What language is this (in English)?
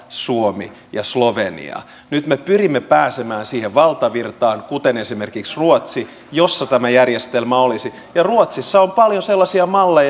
Finnish